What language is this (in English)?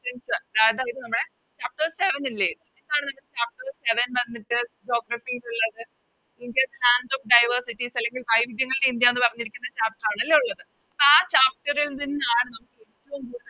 Malayalam